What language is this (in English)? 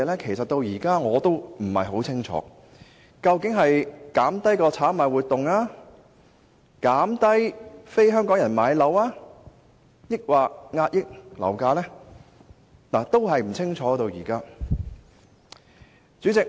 Cantonese